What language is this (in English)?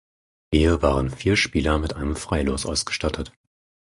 German